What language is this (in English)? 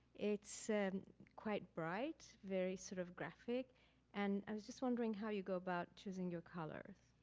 English